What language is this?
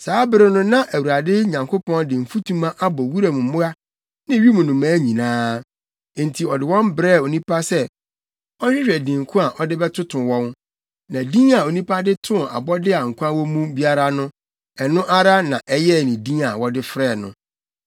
Akan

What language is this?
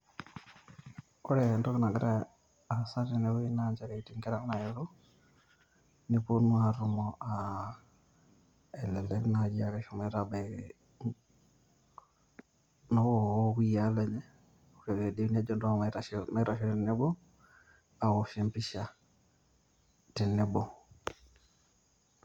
Masai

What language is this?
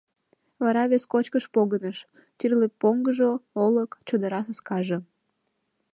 Mari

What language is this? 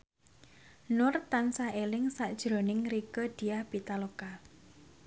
Javanese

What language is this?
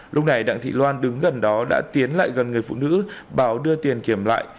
Vietnamese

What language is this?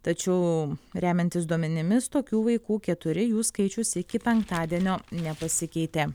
Lithuanian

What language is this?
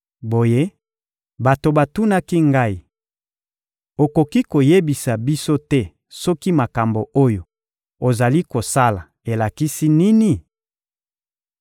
Lingala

